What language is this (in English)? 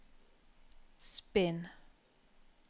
Norwegian